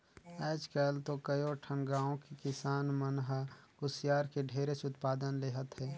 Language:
Chhattisgarhi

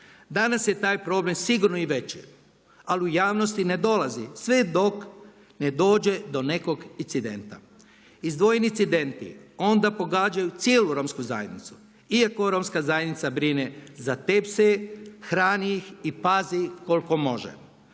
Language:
Croatian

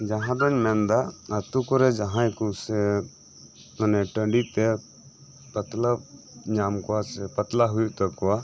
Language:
Santali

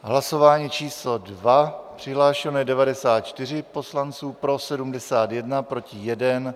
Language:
Czech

